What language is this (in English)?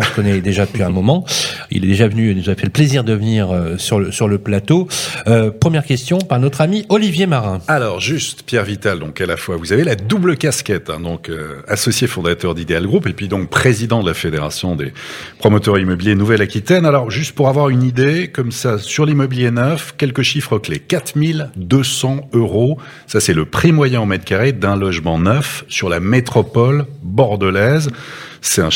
French